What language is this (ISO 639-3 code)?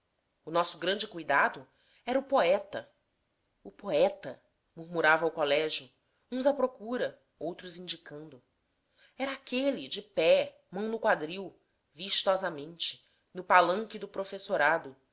por